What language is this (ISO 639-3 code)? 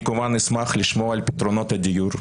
heb